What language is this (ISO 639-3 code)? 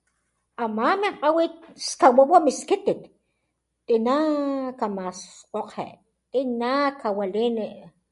top